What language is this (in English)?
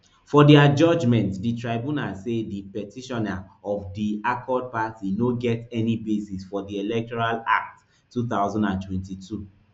Nigerian Pidgin